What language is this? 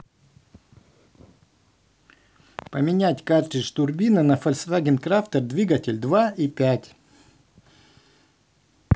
Russian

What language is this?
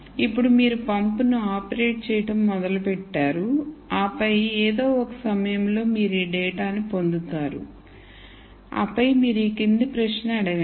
Telugu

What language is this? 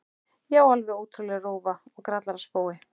Icelandic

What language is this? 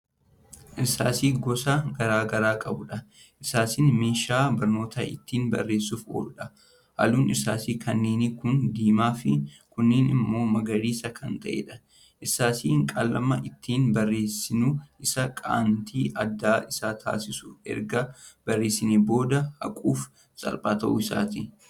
Oromo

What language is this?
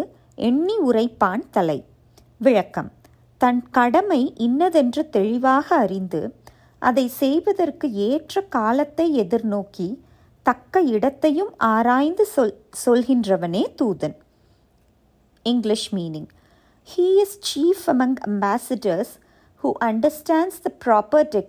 Tamil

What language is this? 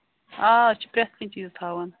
Kashmiri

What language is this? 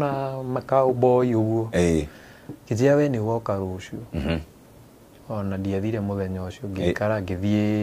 Swahili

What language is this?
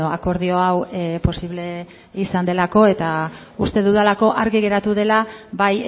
Basque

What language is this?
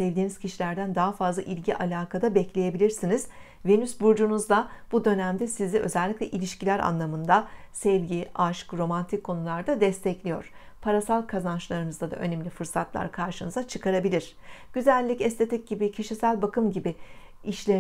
Turkish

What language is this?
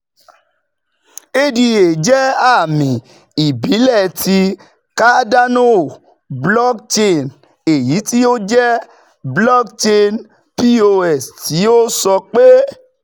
Yoruba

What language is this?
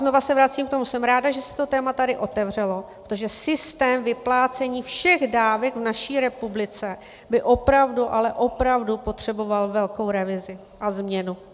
Czech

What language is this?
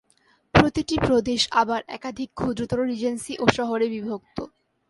Bangla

